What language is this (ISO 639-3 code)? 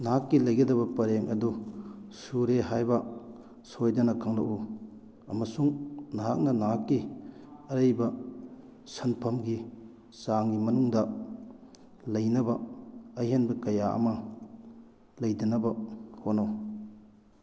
mni